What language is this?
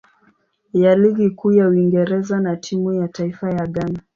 Swahili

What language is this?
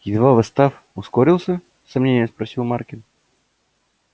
Russian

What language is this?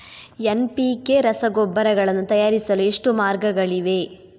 Kannada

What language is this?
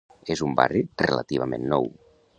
Catalan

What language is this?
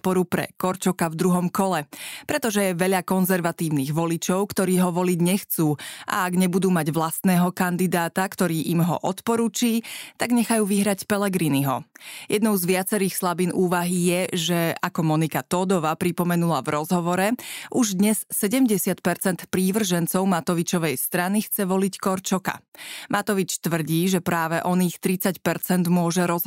Slovak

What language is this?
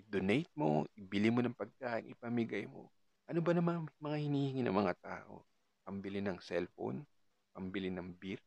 Filipino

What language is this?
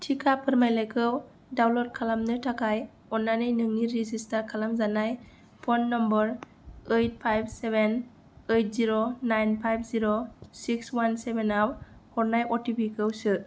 Bodo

